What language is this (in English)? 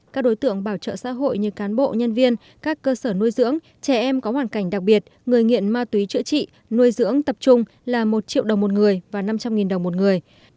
Vietnamese